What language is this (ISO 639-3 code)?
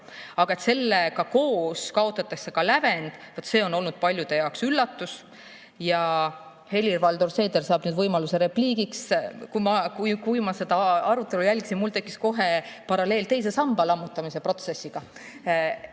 est